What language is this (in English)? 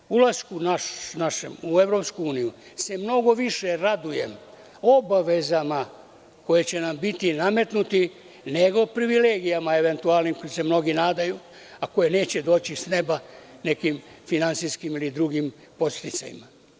Serbian